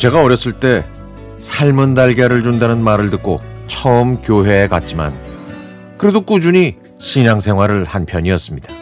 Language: Korean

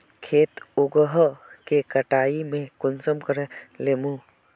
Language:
Magahi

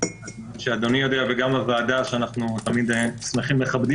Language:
Hebrew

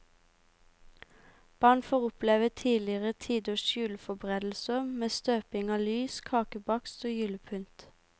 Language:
Norwegian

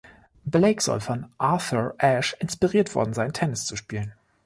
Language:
German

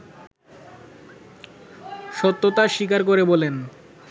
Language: Bangla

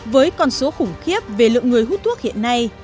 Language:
Vietnamese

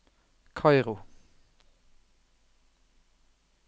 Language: Norwegian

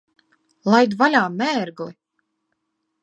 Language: Latvian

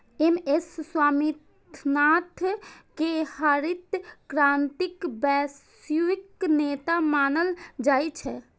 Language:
Maithili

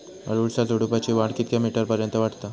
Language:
Marathi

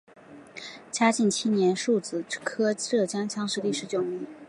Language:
Chinese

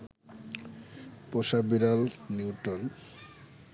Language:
Bangla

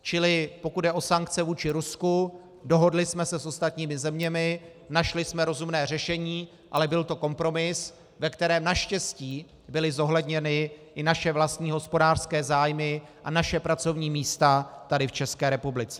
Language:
Czech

